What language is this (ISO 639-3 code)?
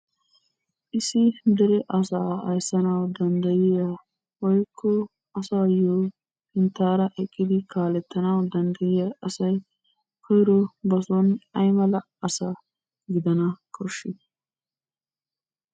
wal